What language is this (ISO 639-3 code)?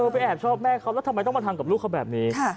tha